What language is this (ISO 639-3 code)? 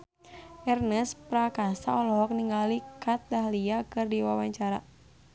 sun